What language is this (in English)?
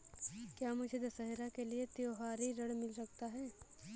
Hindi